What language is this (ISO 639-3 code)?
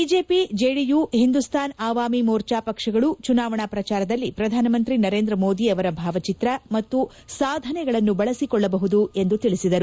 kan